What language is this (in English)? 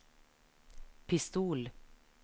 Norwegian